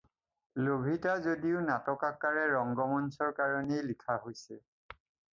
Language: Assamese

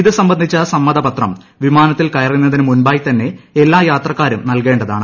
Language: Malayalam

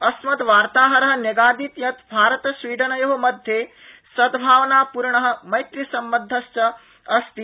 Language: Sanskrit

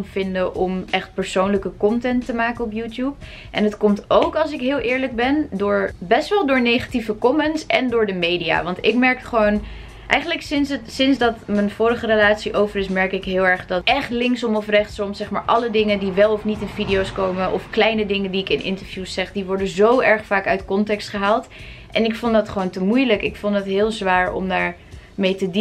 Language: Dutch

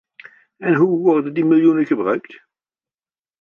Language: Dutch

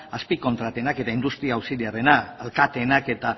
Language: Basque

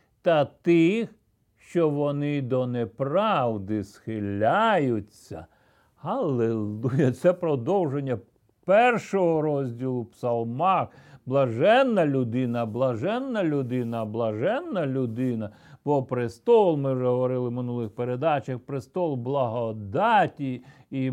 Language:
Ukrainian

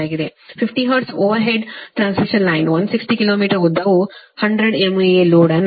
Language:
Kannada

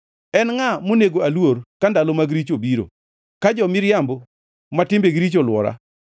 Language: Luo (Kenya and Tanzania)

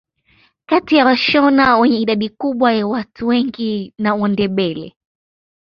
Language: Swahili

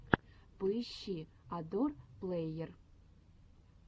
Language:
Russian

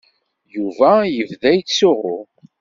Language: Kabyle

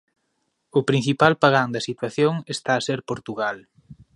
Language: Galician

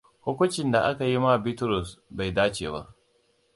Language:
Hausa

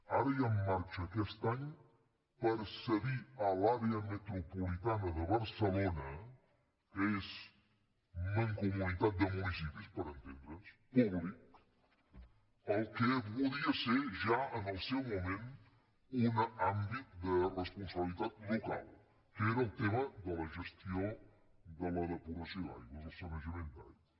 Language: Catalan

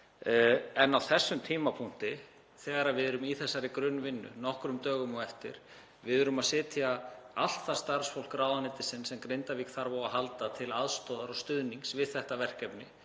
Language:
Icelandic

